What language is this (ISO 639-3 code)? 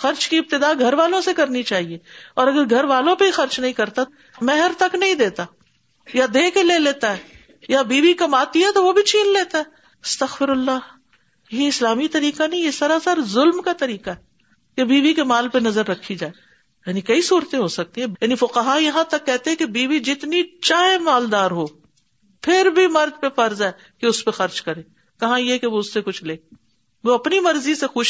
urd